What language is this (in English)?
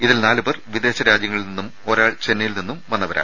Malayalam